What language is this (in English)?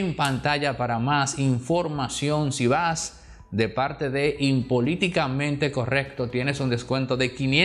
Spanish